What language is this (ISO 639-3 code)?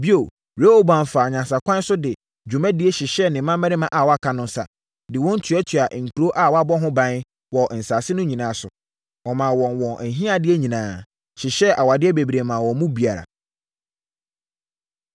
aka